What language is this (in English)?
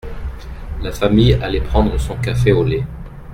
French